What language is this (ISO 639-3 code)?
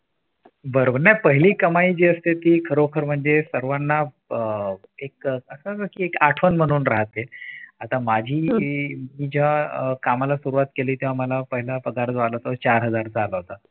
mar